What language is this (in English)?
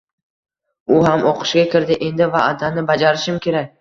Uzbek